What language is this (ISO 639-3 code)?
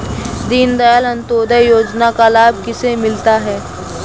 hin